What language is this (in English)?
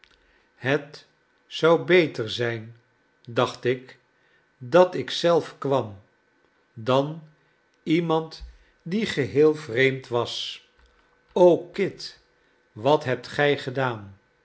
Dutch